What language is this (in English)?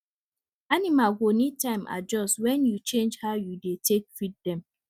Nigerian Pidgin